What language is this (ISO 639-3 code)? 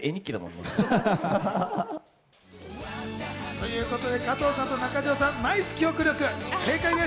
jpn